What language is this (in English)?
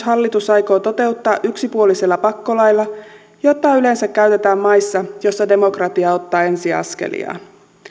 Finnish